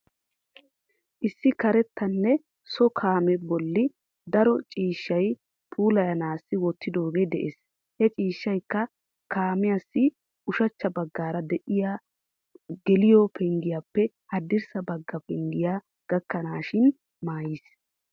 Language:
Wolaytta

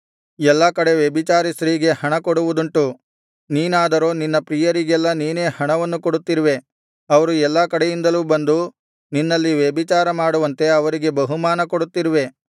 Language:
Kannada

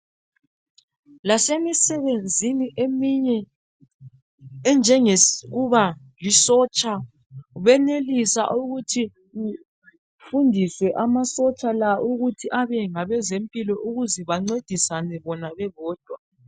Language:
North Ndebele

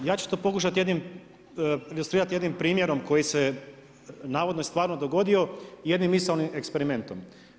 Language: Croatian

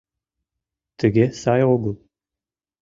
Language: Mari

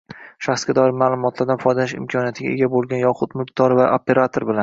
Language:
Uzbek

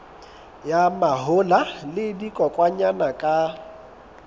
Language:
Southern Sotho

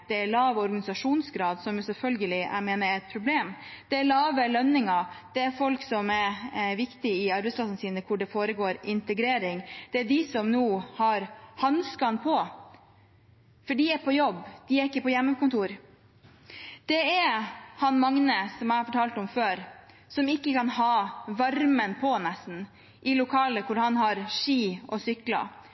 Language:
Norwegian Bokmål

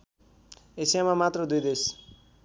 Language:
Nepali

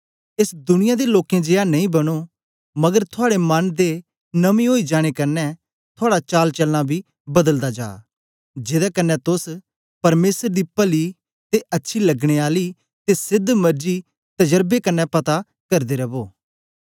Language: Dogri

